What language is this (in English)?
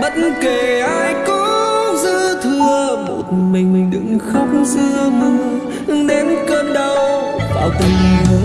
Vietnamese